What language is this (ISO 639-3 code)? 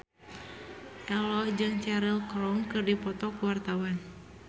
sun